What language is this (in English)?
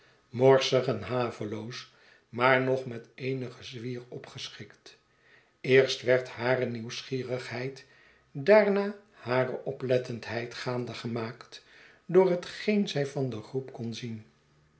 Dutch